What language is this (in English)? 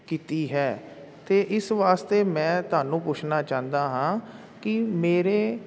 Punjabi